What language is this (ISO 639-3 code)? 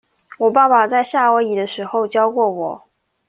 zho